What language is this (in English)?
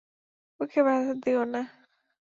Bangla